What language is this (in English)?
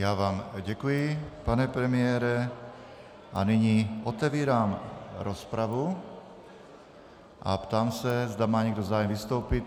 Czech